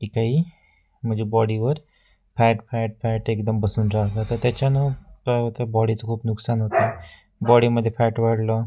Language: Marathi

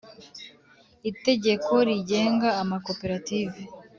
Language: Kinyarwanda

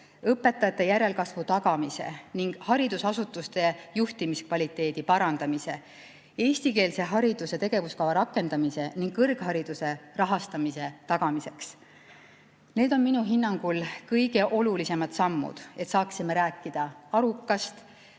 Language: Estonian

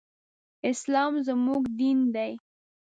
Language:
Pashto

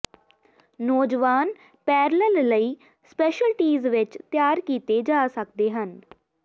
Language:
Punjabi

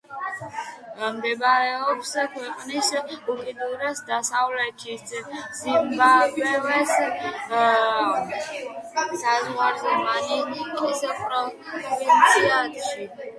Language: Georgian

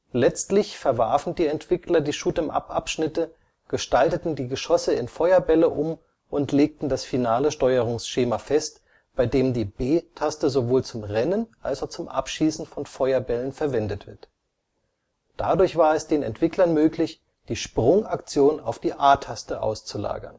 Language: German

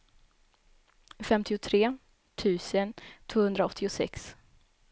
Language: Swedish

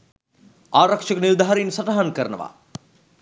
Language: Sinhala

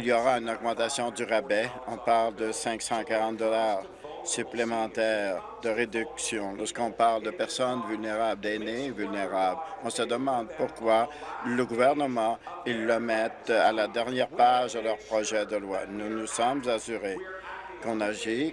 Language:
French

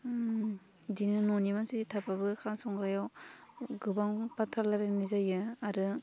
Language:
Bodo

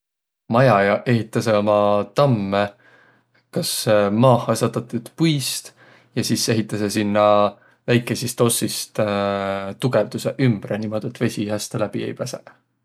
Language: Võro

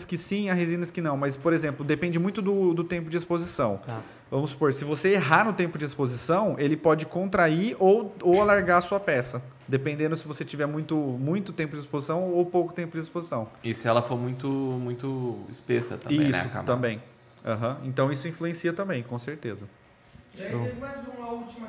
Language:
Portuguese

